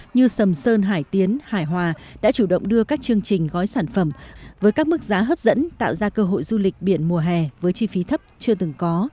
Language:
Vietnamese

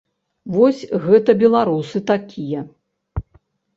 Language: Belarusian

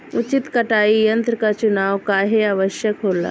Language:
Bhojpuri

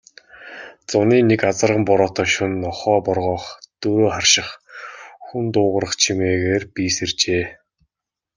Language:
Mongolian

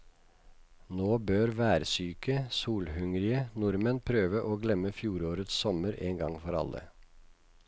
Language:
Norwegian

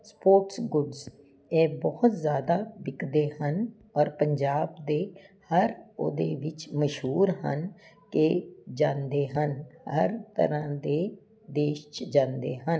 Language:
Punjabi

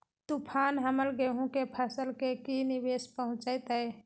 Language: Magahi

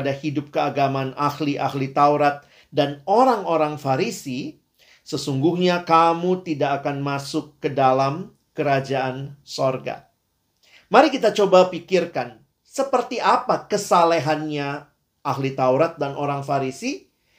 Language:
Indonesian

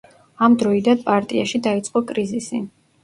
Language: Georgian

